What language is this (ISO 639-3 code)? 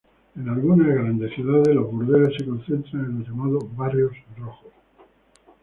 spa